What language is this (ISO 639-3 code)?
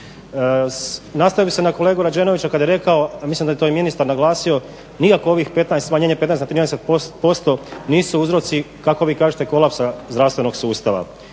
hrv